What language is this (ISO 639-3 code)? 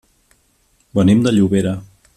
cat